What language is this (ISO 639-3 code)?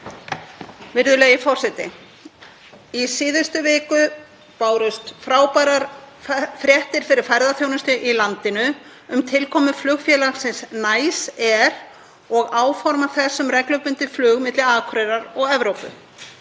isl